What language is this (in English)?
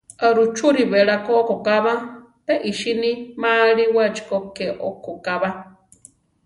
Central Tarahumara